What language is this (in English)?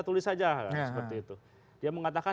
Indonesian